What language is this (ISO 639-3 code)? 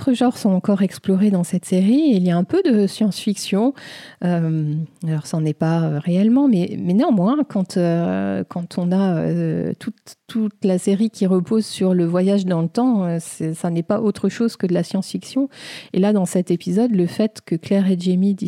fra